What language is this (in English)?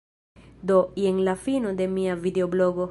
Esperanto